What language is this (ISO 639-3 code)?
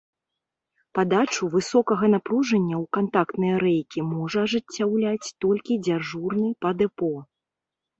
bel